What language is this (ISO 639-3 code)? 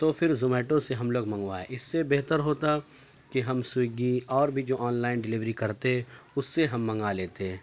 urd